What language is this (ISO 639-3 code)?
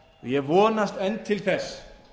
isl